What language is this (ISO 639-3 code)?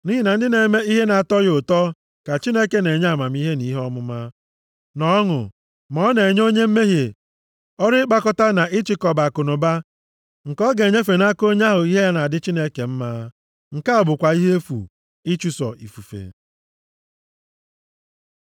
ibo